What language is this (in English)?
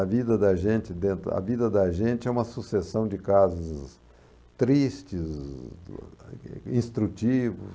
Portuguese